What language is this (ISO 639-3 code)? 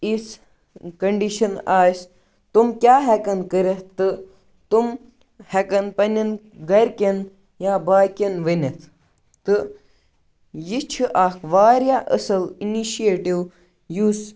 kas